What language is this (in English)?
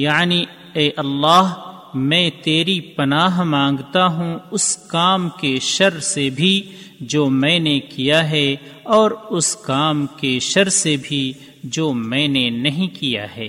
Urdu